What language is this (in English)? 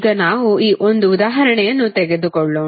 Kannada